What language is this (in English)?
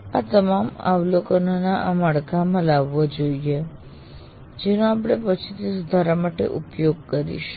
Gujarati